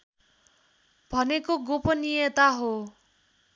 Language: Nepali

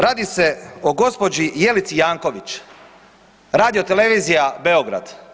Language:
Croatian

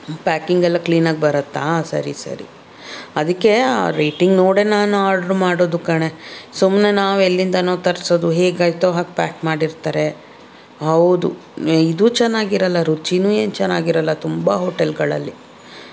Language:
Kannada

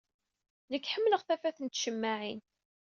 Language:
Kabyle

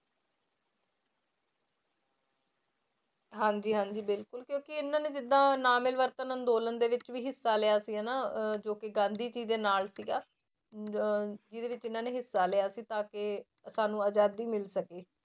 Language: Punjabi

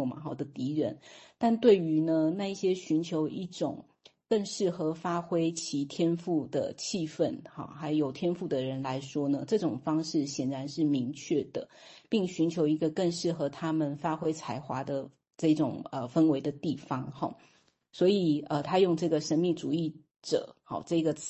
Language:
Chinese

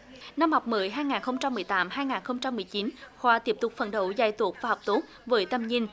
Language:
Vietnamese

